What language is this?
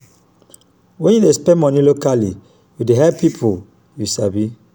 Nigerian Pidgin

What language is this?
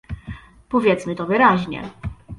Polish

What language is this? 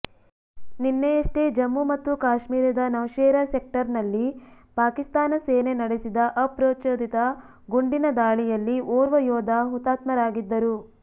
Kannada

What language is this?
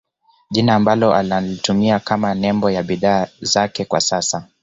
Swahili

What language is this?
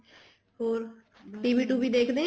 Punjabi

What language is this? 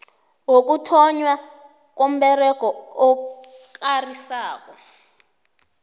South Ndebele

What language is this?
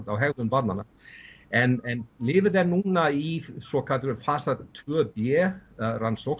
Icelandic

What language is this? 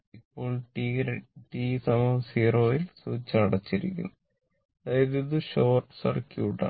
Malayalam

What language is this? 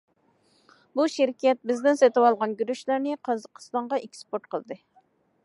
Uyghur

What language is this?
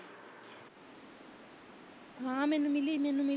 Punjabi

